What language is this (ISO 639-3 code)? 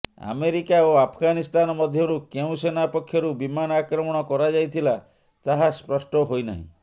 ori